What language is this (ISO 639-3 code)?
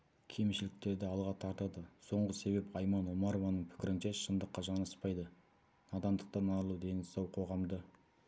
kaz